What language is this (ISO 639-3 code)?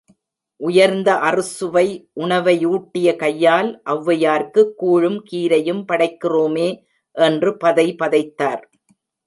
tam